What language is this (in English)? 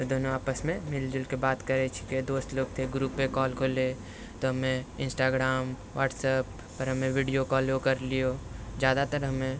Maithili